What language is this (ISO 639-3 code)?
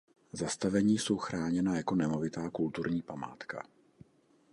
ces